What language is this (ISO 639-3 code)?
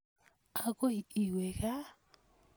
kln